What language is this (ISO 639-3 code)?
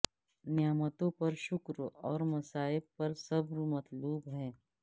urd